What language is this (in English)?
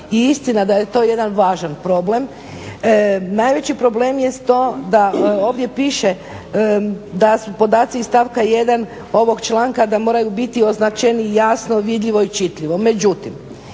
Croatian